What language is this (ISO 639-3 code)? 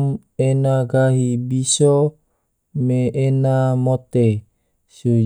tvo